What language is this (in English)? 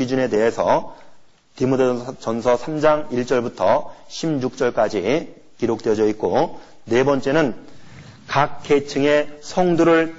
Korean